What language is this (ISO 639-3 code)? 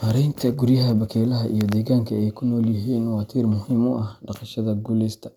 som